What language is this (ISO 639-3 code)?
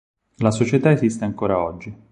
ita